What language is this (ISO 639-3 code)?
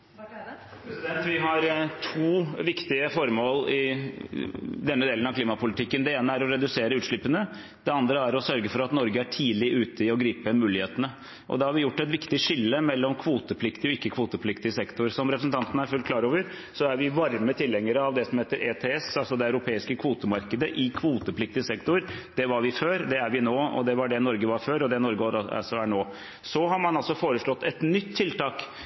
nob